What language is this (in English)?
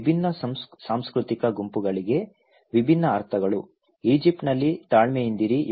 Kannada